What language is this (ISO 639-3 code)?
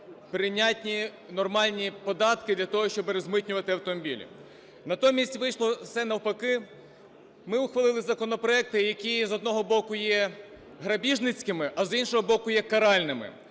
ukr